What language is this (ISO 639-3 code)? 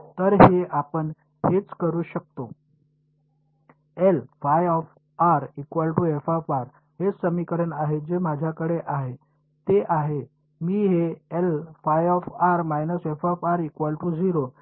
mar